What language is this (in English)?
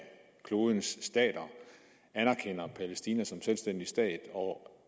Danish